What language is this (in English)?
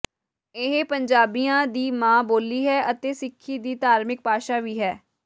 Punjabi